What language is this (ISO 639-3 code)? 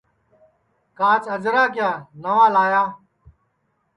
ssi